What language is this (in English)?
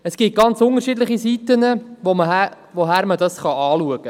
Swiss German